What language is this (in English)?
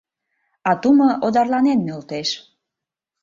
Mari